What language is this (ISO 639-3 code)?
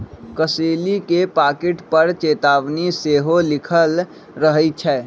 mag